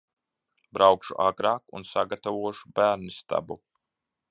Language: Latvian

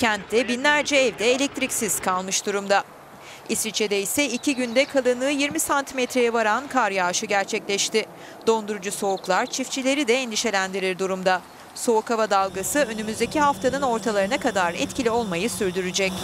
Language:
Turkish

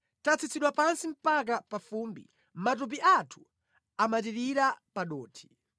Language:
Nyanja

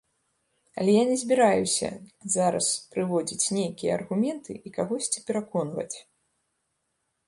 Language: Belarusian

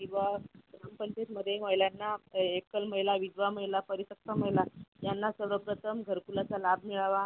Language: Marathi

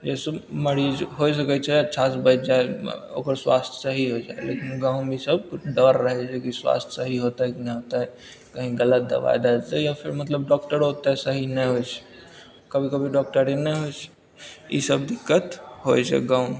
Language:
Maithili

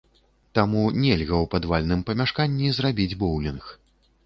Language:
Belarusian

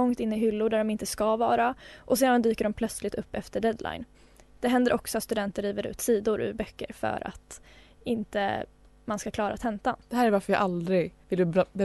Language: Swedish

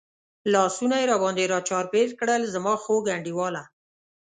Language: Pashto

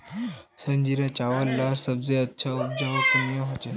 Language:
Magahi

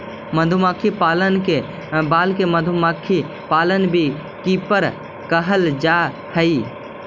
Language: Magahi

